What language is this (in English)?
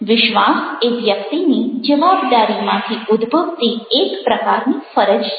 Gujarati